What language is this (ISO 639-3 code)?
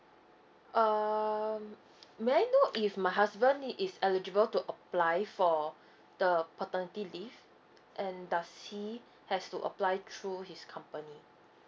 eng